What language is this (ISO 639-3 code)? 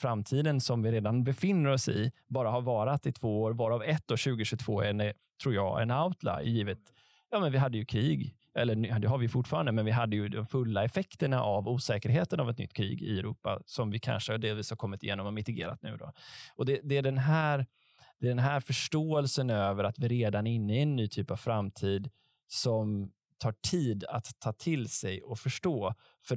swe